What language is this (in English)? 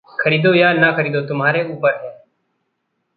Hindi